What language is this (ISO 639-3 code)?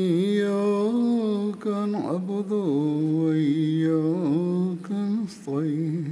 swa